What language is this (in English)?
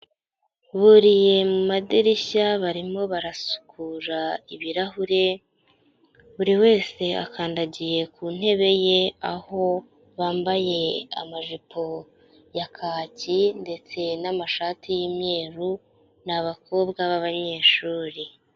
Kinyarwanda